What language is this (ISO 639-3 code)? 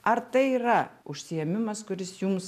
lit